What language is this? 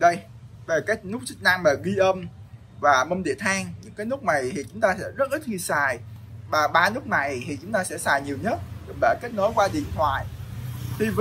Vietnamese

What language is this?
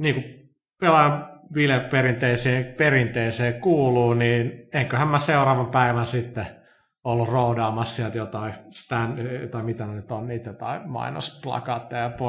Finnish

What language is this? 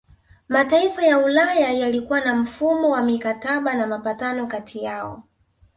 Swahili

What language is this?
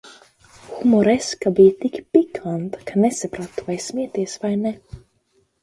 Latvian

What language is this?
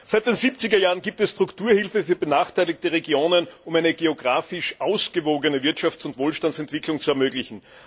German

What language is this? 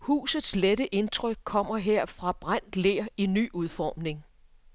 Danish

